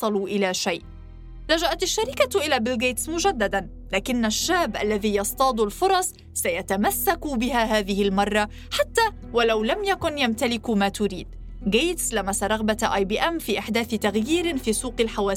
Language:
Arabic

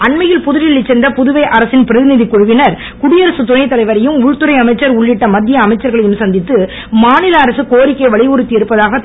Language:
Tamil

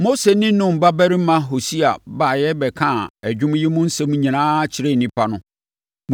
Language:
Akan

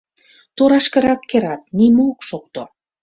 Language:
Mari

